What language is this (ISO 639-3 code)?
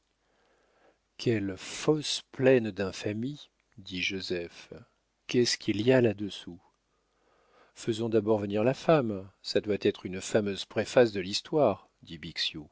fra